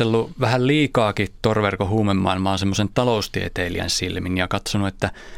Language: Finnish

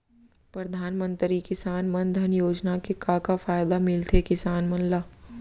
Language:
Chhattisgarhi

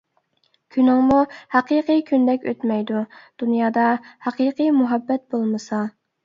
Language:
Uyghur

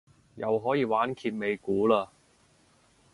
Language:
Cantonese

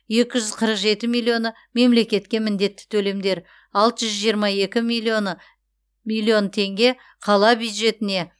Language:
Kazakh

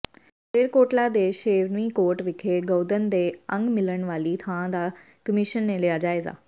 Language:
Punjabi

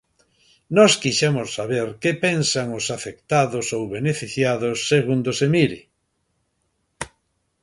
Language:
Galician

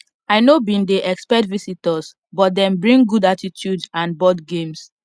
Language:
Nigerian Pidgin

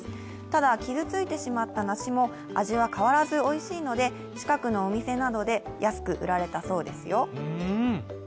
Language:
Japanese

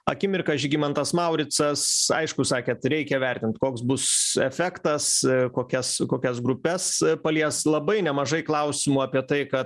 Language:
Lithuanian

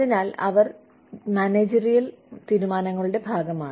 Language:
Malayalam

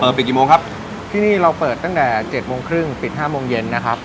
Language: Thai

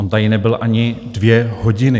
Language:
Czech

